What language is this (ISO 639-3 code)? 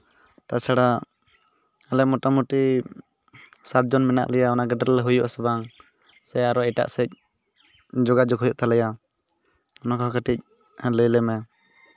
sat